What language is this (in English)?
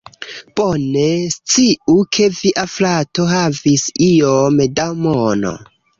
Esperanto